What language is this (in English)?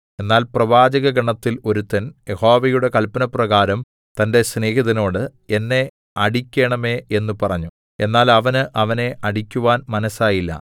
Malayalam